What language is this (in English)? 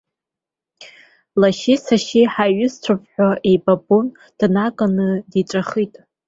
Abkhazian